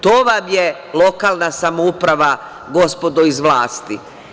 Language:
Serbian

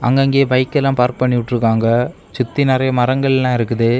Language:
Tamil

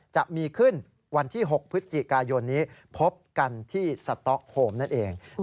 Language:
Thai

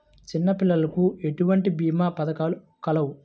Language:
Telugu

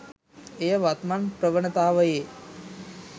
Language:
Sinhala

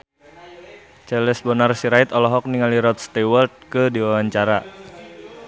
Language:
Sundanese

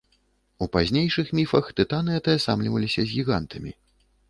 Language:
Belarusian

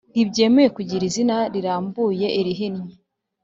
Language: Kinyarwanda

